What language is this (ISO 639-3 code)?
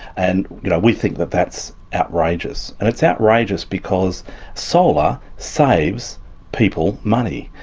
eng